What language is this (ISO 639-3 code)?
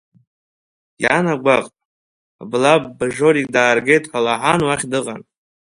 abk